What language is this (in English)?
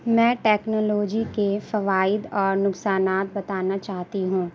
Urdu